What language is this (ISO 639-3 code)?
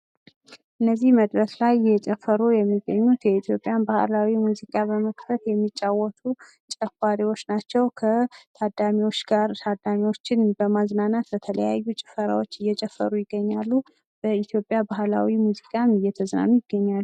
amh